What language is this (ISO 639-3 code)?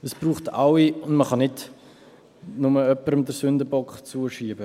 gsw